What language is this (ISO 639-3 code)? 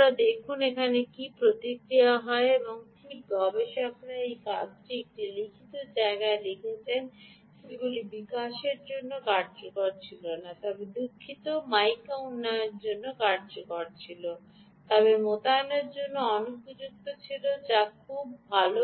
ben